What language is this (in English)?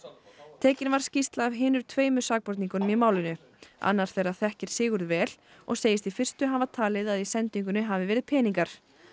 Icelandic